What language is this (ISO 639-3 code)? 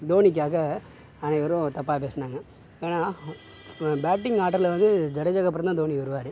tam